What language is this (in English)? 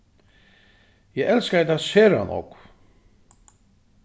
Faroese